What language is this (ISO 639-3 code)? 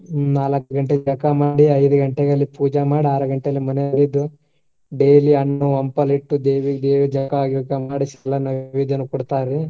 kan